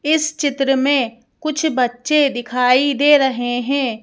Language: Hindi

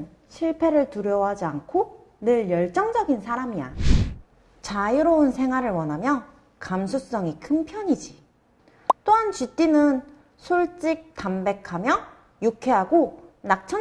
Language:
Korean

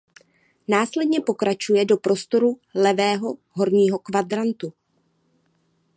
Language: Czech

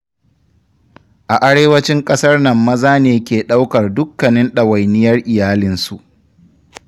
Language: Hausa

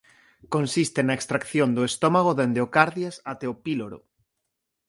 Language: Galician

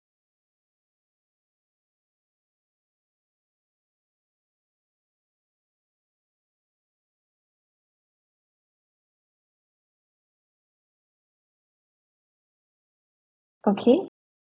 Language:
English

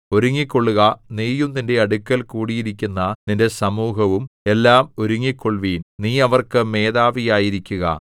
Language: Malayalam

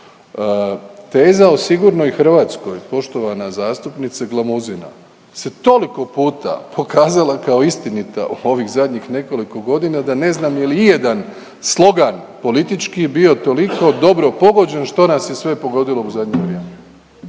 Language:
Croatian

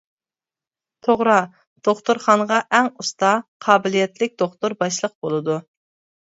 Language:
Uyghur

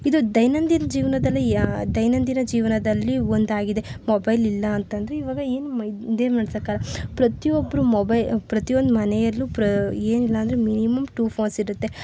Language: Kannada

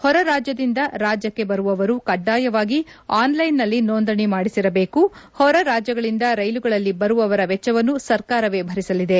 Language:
Kannada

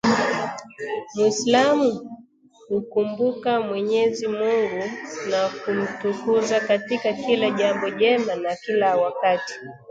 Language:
Swahili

